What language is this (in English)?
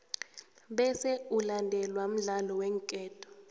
South Ndebele